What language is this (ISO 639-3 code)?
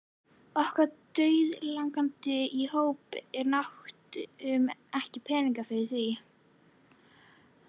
isl